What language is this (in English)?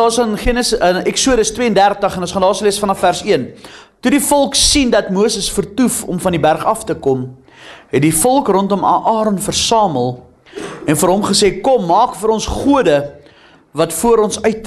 Dutch